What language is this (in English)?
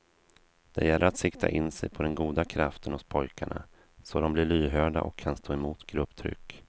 Swedish